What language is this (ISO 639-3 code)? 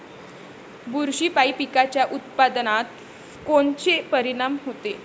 mar